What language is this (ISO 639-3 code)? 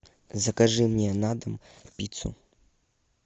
rus